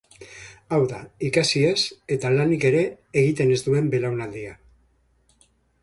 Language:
Basque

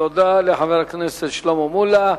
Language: Hebrew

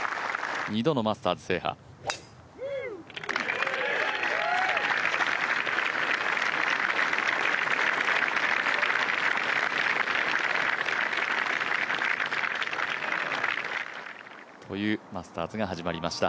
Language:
Japanese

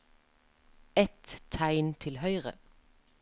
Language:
Norwegian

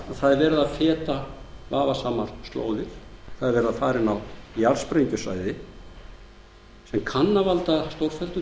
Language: Icelandic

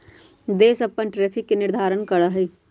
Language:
Magahi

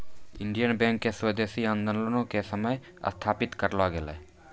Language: Maithili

